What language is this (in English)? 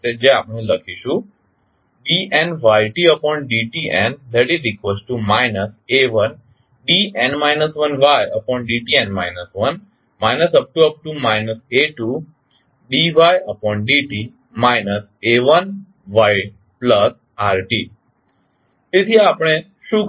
Gujarati